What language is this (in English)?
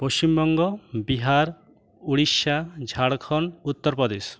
Bangla